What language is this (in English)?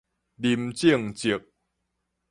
Min Nan Chinese